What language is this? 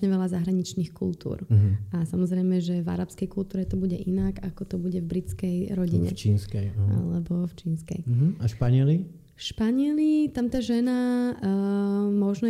Slovak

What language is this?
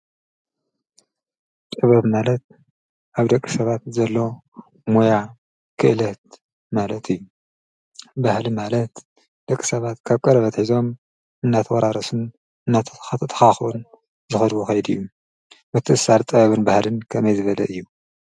Tigrinya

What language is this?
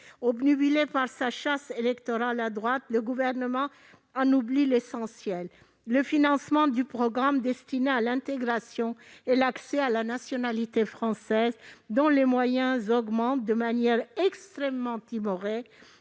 French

